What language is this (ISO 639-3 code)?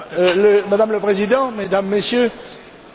fra